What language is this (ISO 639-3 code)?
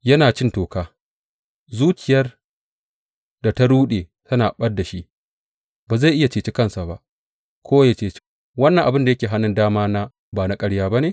hau